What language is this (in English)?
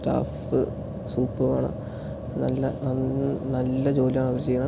Malayalam